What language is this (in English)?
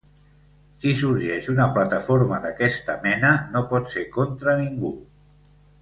Catalan